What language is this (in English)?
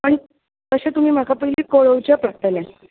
Konkani